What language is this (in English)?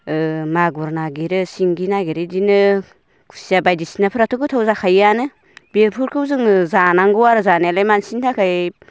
Bodo